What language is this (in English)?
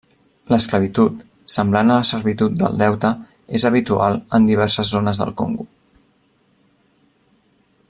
Catalan